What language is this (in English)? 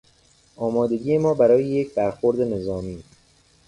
Persian